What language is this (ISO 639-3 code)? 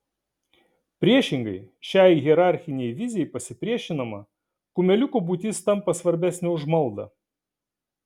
lit